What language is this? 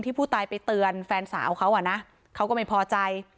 Thai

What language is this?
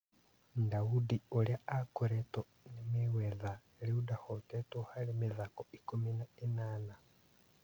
Kikuyu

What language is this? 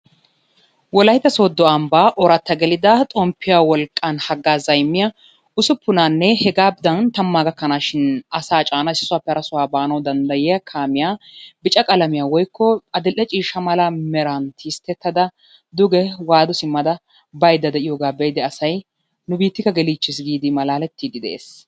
Wolaytta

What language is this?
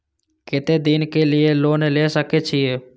Maithili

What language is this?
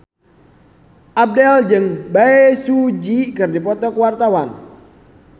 Sundanese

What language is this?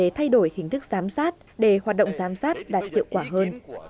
Vietnamese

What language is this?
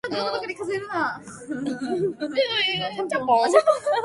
Japanese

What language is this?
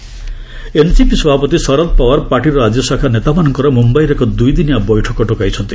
Odia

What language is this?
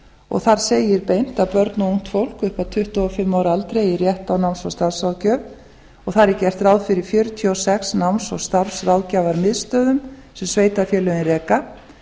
Icelandic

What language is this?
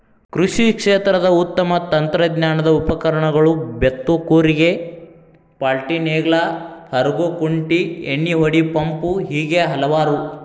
Kannada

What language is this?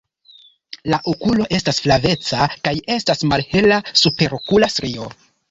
Esperanto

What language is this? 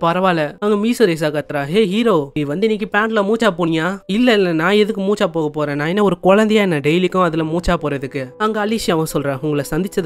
Tamil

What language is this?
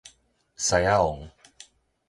Min Nan Chinese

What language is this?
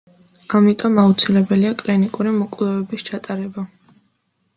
Georgian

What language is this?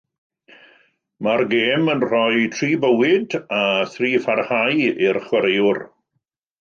Welsh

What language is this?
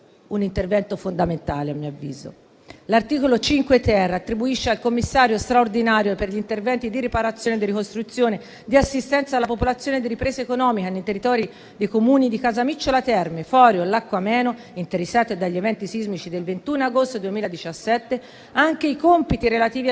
Italian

